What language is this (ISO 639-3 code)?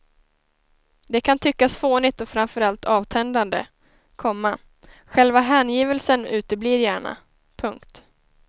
swe